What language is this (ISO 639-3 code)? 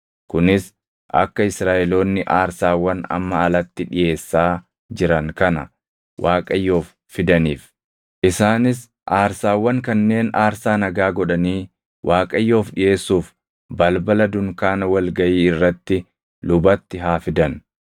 orm